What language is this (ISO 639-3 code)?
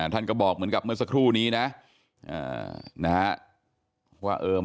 tha